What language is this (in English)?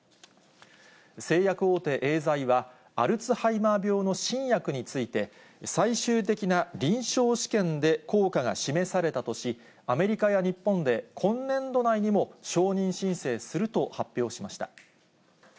Japanese